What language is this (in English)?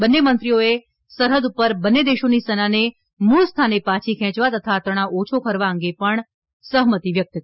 Gujarati